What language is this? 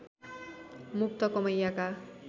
Nepali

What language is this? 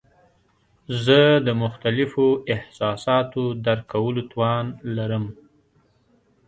Pashto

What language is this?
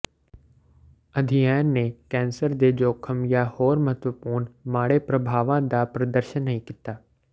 Punjabi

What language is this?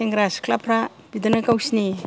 Bodo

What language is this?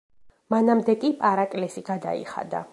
Georgian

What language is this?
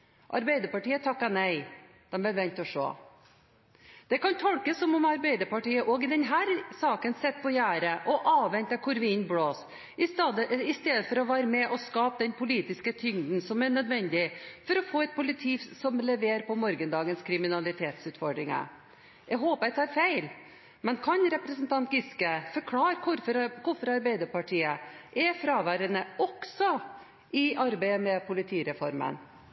Norwegian Bokmål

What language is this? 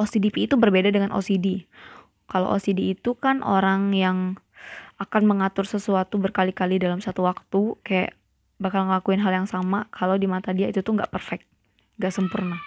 Indonesian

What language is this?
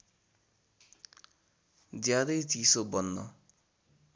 Nepali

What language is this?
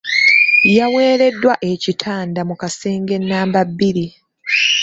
Ganda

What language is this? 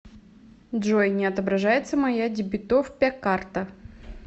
Russian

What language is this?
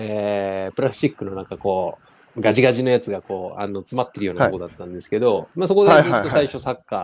Japanese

